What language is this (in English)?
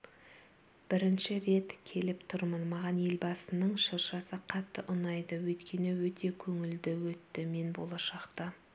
Kazakh